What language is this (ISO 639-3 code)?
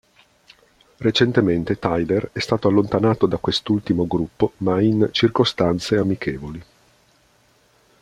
ita